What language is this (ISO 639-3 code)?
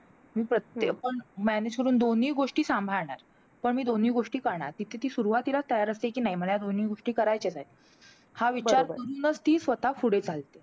mar